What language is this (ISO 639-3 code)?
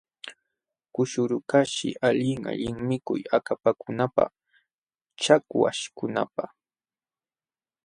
qxw